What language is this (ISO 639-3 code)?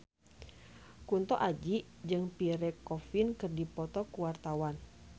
sun